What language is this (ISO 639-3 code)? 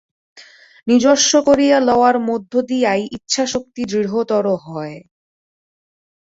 ben